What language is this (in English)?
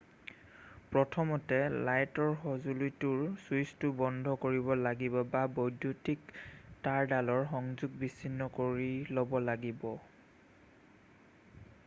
Assamese